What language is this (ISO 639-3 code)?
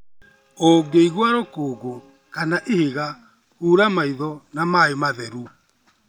kik